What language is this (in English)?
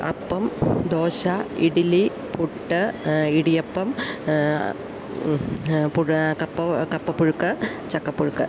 Malayalam